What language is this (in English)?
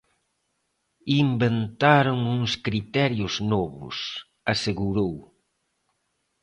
Galician